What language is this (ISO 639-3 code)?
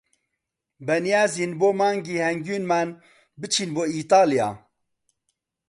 ckb